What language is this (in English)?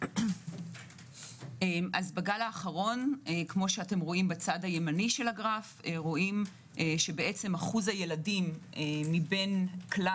Hebrew